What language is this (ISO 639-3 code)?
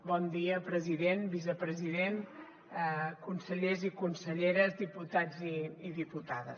cat